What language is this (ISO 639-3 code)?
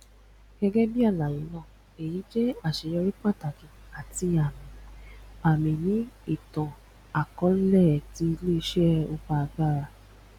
yor